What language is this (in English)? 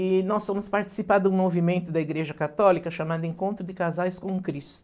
Portuguese